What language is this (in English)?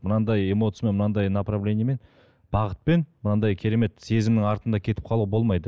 Kazakh